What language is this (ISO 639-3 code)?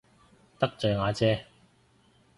yue